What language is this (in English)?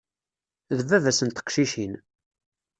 Kabyle